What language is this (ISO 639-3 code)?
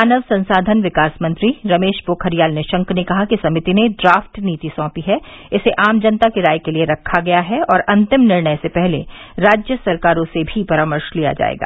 hin